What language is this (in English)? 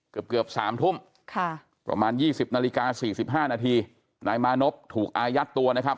Thai